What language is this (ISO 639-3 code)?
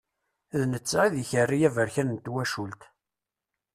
kab